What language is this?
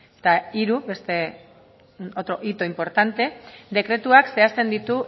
Basque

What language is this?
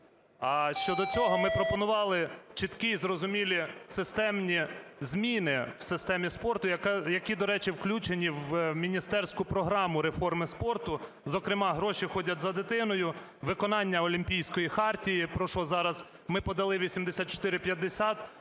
Ukrainian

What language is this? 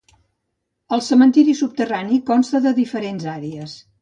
Catalan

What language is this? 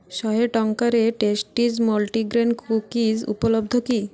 Odia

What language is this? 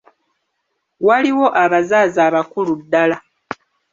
Ganda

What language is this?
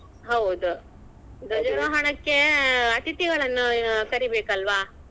Kannada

